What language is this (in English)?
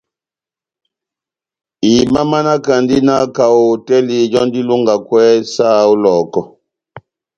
Batanga